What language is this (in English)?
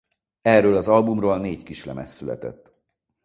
Hungarian